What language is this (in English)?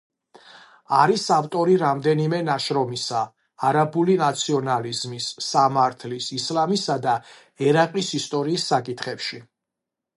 Georgian